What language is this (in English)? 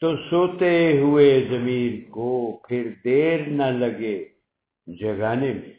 Urdu